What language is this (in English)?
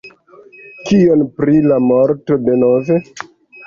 Esperanto